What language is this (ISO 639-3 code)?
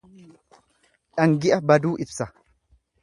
orm